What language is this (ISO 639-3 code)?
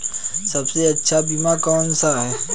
hin